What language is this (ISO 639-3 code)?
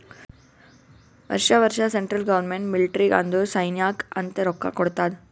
kan